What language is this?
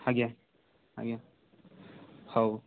Odia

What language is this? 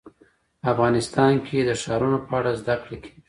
Pashto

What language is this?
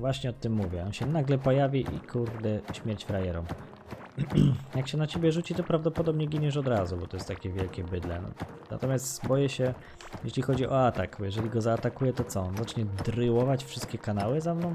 Polish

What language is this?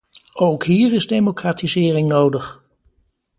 Dutch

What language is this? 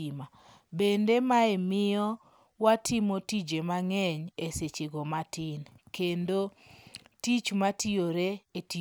Luo (Kenya and Tanzania)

